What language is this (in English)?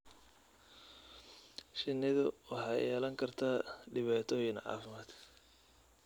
Somali